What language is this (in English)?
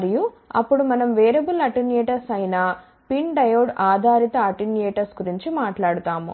Telugu